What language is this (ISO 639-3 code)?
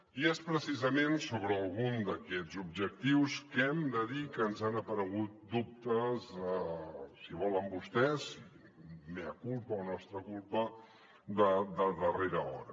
cat